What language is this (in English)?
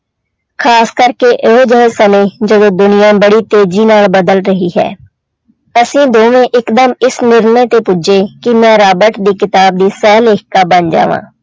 Punjabi